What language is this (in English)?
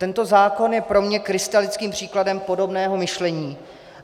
Czech